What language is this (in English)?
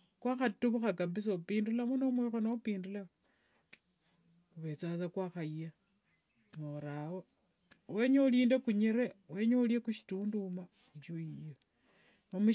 Wanga